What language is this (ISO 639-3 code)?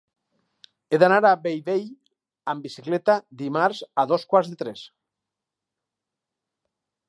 cat